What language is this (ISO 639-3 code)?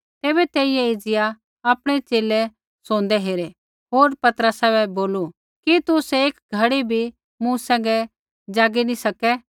kfx